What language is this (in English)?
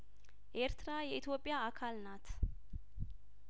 Amharic